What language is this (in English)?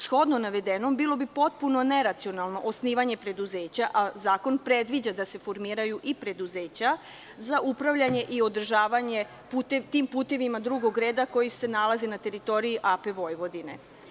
Serbian